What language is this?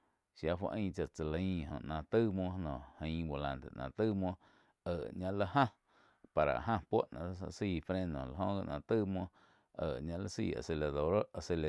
Quiotepec Chinantec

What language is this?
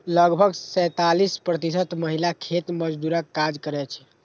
Maithili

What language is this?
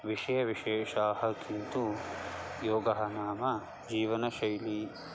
Sanskrit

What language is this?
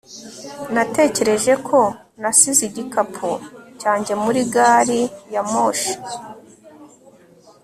Kinyarwanda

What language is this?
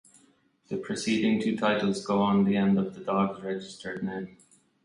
English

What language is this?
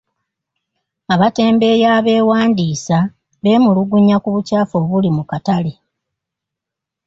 Ganda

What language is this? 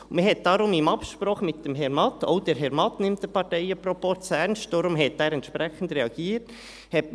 Swiss German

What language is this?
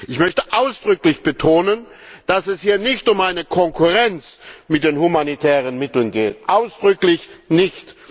German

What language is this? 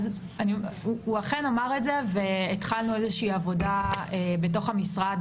Hebrew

